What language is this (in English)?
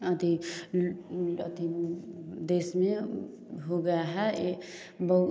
Hindi